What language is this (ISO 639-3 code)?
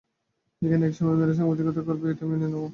ben